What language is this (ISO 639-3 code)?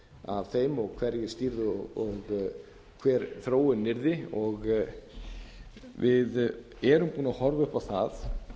isl